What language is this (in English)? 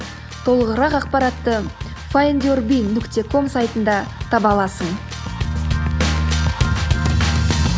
Kazakh